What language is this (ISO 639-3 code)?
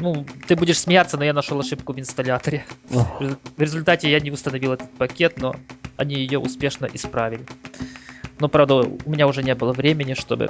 rus